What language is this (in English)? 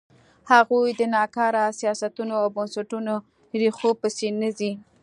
Pashto